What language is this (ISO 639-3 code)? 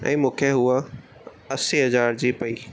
snd